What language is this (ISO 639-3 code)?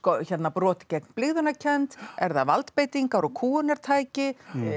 isl